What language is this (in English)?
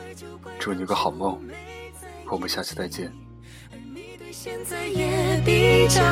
Chinese